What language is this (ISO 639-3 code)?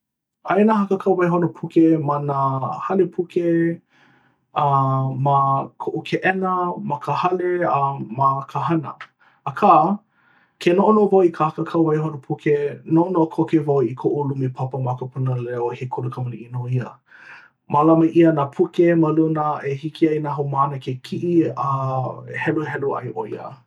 haw